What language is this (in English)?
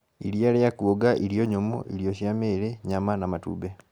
Kikuyu